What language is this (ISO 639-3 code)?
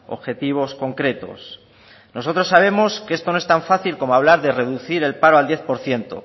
spa